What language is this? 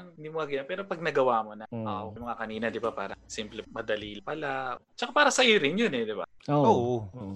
Filipino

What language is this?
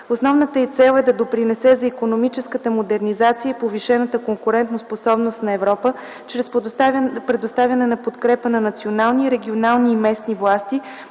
Bulgarian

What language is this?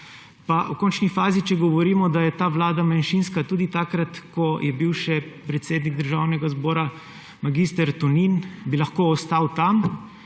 Slovenian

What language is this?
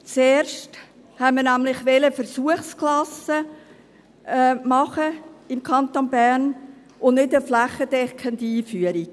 Swiss German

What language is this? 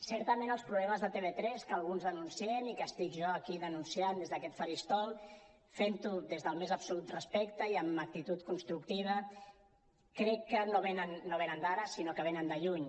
Catalan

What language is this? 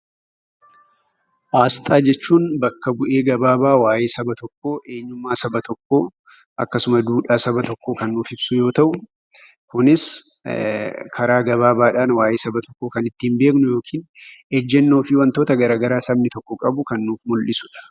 Oromo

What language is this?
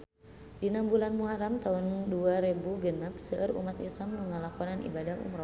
Sundanese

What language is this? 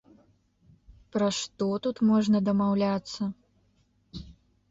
Belarusian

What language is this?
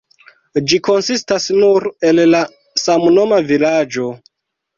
Esperanto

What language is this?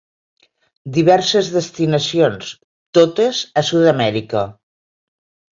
Catalan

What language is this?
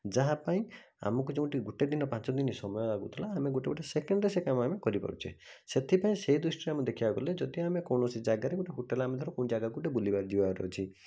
Odia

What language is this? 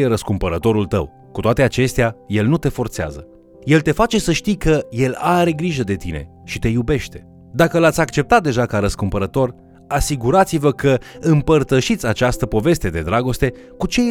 Romanian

